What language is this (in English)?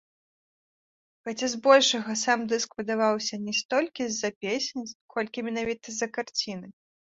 Belarusian